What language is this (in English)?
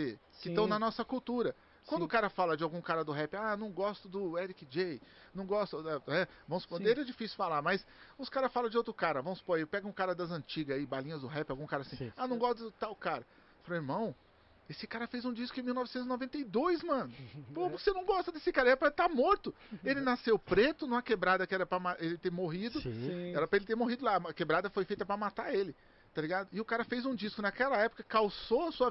Portuguese